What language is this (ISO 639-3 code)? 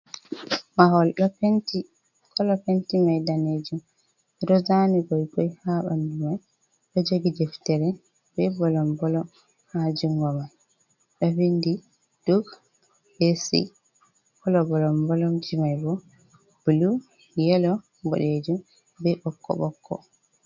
ful